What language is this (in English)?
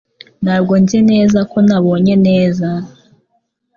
Kinyarwanda